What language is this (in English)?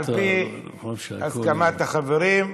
Hebrew